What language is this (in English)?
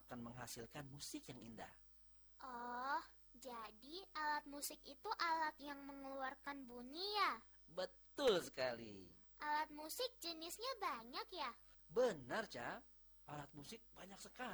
Indonesian